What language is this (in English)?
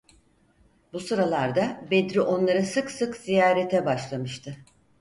Turkish